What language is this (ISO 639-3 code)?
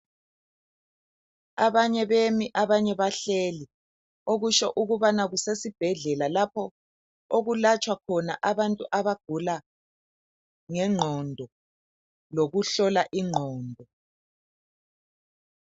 nde